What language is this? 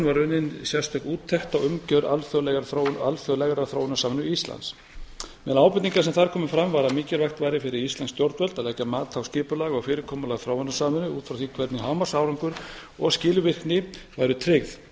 Icelandic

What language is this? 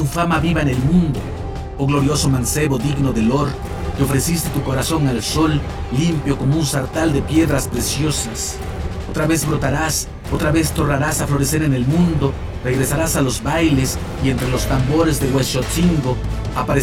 Spanish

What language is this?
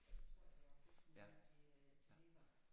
Danish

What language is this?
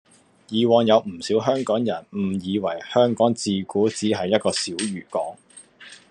Cantonese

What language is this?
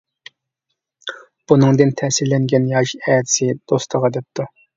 Uyghur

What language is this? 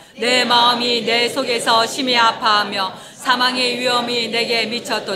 Korean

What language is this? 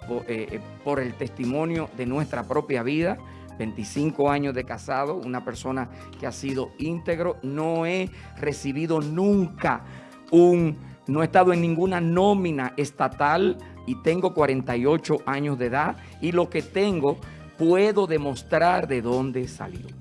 Spanish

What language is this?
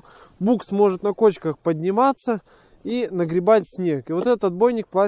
Russian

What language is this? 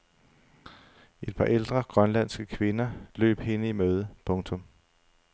Danish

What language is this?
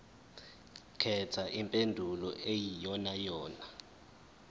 Zulu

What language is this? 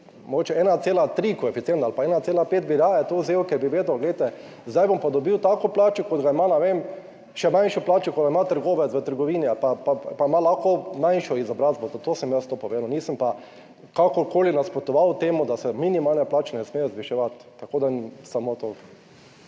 Slovenian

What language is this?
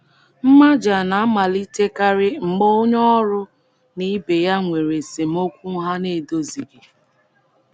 Igbo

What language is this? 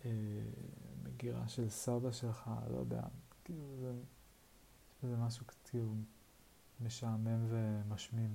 Hebrew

